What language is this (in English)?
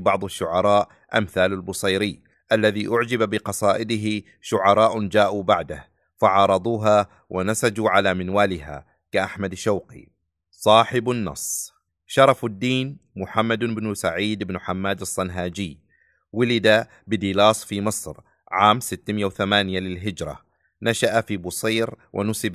Arabic